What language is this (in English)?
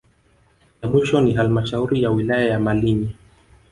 Swahili